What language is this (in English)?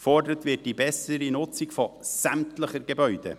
Swiss German